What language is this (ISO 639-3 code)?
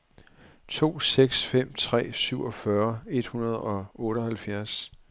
dan